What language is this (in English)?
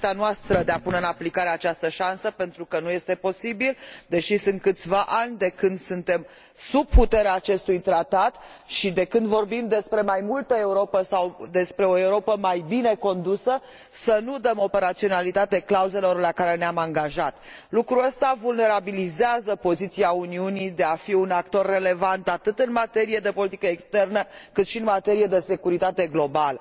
Romanian